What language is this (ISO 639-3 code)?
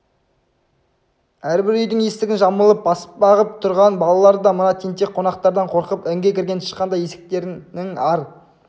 kaz